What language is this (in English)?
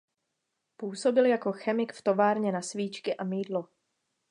Czech